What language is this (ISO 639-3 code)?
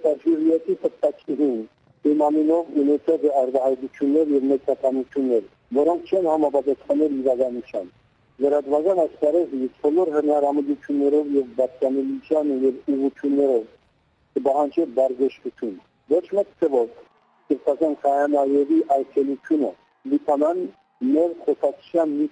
tur